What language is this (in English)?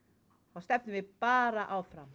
Icelandic